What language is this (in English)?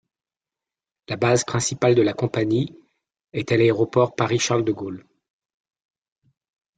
French